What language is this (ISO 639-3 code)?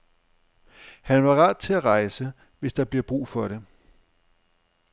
dan